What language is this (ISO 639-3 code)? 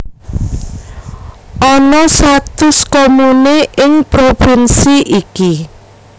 jav